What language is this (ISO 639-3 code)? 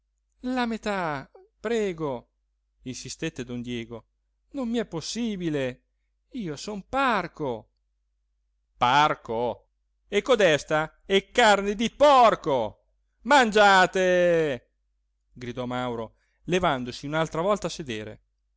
ita